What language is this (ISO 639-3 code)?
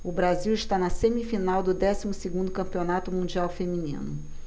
por